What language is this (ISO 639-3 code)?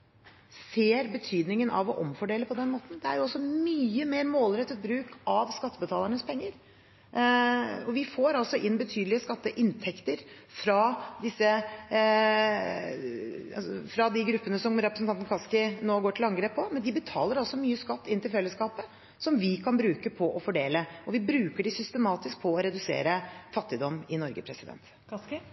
nor